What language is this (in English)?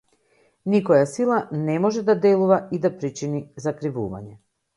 Macedonian